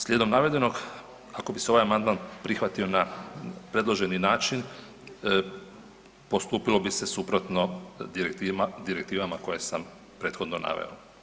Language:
Croatian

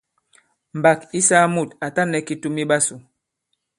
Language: Bankon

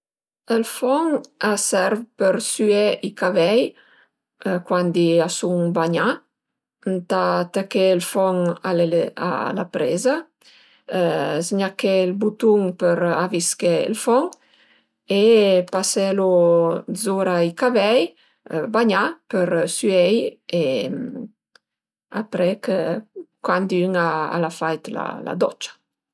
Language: Piedmontese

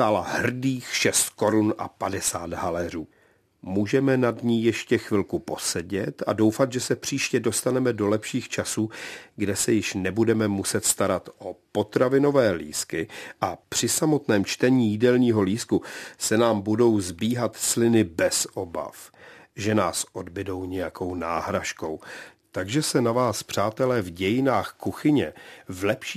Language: Czech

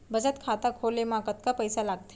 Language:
Chhattisgarhi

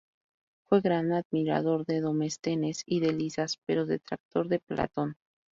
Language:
Spanish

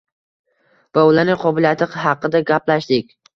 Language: Uzbek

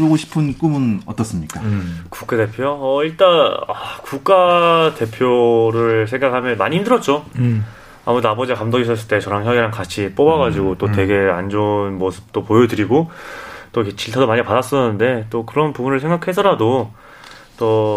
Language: Korean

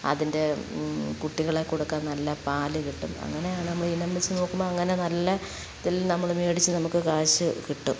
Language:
Malayalam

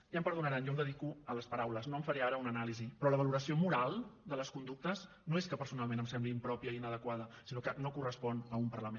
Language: Catalan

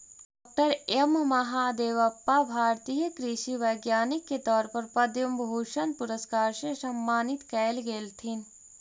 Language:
Magahi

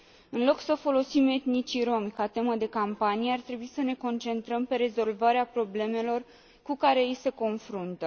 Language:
Romanian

